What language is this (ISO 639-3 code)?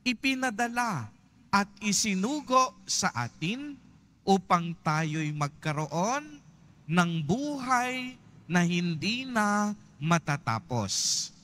fil